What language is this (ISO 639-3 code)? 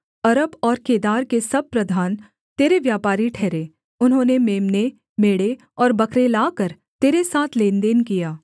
hin